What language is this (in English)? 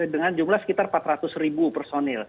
Indonesian